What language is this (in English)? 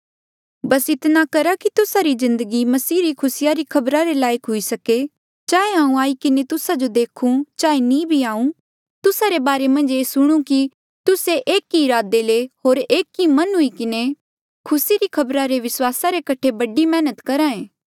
Mandeali